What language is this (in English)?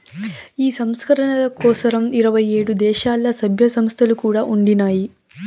Telugu